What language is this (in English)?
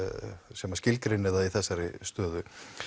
Icelandic